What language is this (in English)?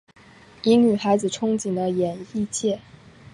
Chinese